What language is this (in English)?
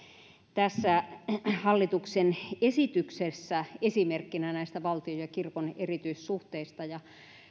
Finnish